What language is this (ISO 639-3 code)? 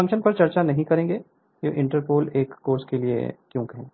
hin